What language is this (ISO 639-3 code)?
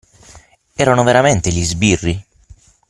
ita